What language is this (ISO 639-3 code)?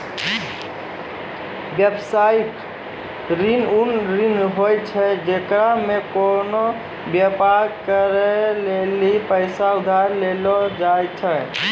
mai